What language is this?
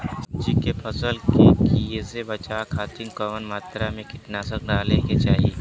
Bhojpuri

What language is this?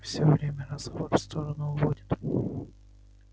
Russian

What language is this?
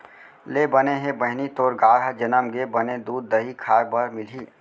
Chhattisgarhi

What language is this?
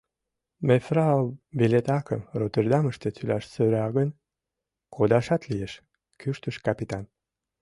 Mari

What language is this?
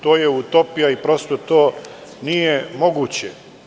Serbian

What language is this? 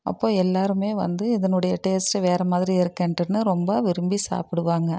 Tamil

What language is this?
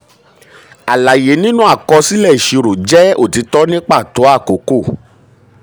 Yoruba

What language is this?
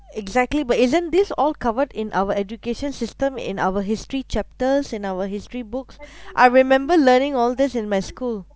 English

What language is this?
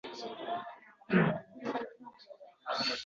Uzbek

